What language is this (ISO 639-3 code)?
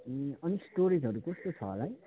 nep